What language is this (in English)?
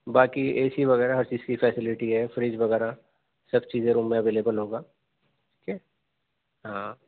Urdu